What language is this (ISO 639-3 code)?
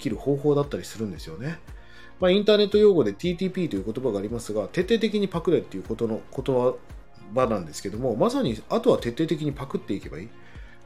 jpn